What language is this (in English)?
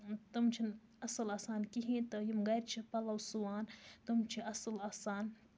Kashmiri